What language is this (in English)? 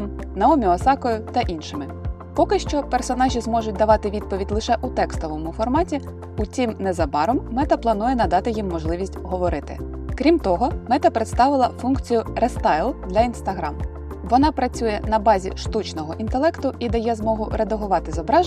Ukrainian